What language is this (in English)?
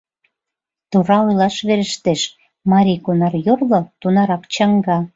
Mari